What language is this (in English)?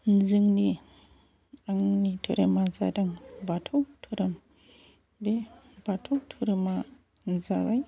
Bodo